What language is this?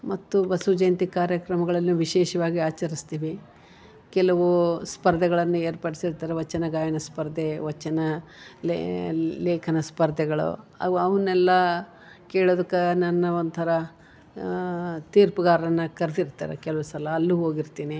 Kannada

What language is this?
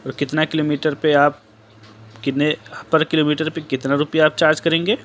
Urdu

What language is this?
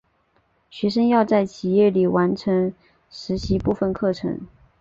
Chinese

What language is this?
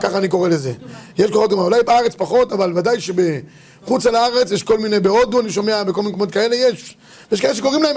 Hebrew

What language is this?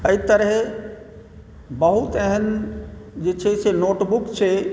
Maithili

